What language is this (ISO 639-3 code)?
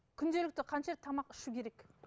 kaz